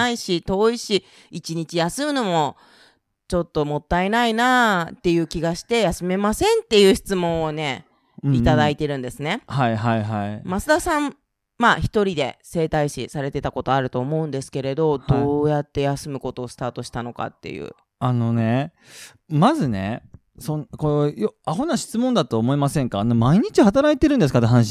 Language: Japanese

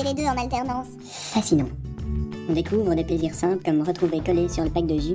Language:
French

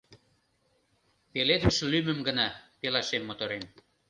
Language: Mari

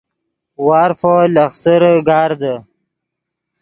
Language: Yidgha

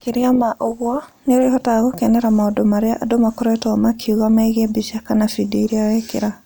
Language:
Kikuyu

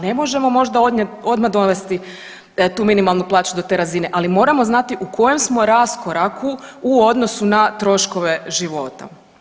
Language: Croatian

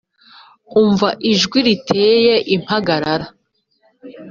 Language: Kinyarwanda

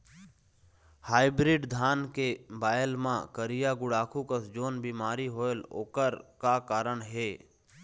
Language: Chhattisgarhi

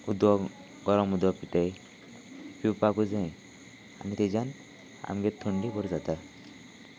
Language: Konkani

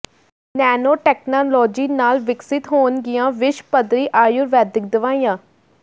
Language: Punjabi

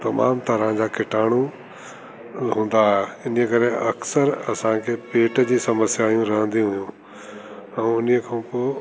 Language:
Sindhi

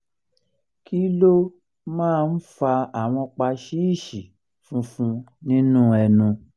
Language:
Yoruba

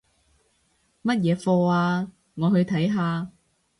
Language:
Cantonese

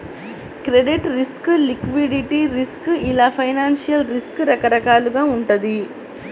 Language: Telugu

